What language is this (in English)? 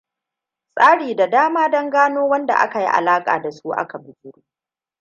Hausa